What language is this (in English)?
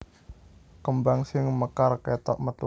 Javanese